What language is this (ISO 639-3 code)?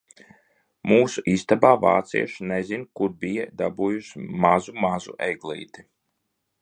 lav